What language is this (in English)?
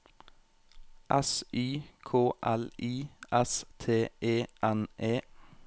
Norwegian